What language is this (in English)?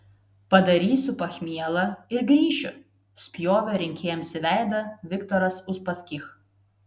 Lithuanian